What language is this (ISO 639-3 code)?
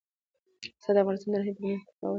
pus